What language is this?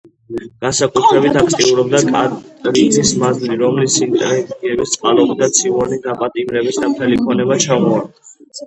Georgian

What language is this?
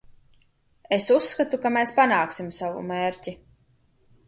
Latvian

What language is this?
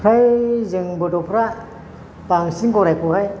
Bodo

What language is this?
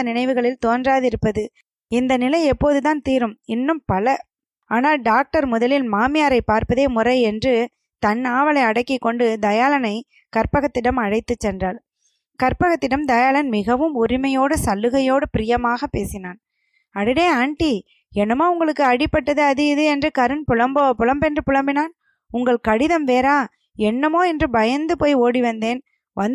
Tamil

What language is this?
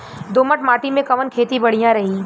Bhojpuri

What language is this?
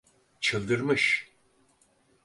Turkish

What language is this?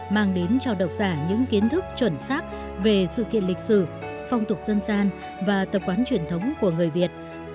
Vietnamese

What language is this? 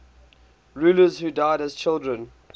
English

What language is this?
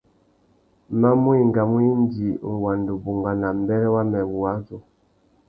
Tuki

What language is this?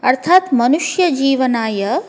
Sanskrit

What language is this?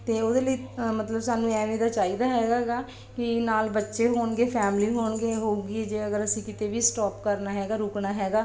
Punjabi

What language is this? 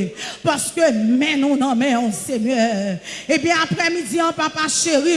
French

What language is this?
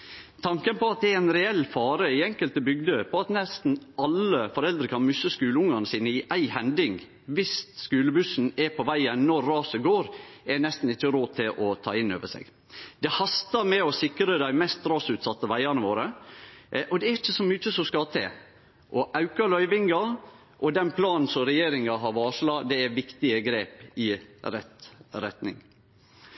Norwegian Nynorsk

